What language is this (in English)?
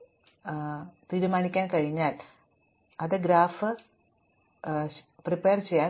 Malayalam